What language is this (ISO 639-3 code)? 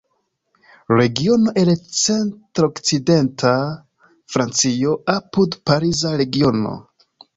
epo